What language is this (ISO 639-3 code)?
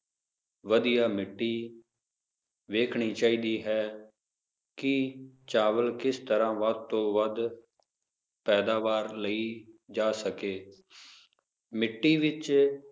pan